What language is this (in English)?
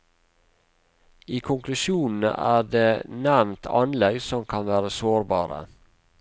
Norwegian